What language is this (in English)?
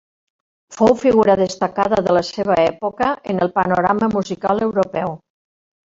Catalan